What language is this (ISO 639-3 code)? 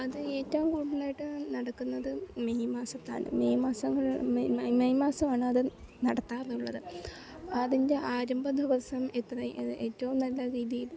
mal